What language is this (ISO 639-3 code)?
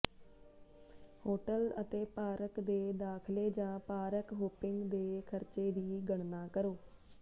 pan